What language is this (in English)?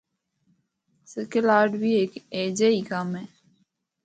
Northern Hindko